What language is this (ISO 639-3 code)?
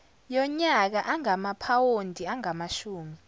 zul